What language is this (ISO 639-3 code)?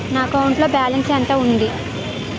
tel